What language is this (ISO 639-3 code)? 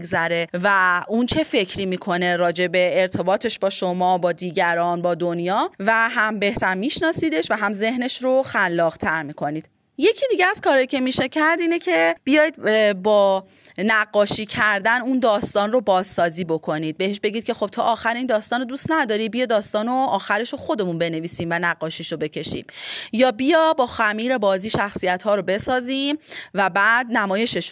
fas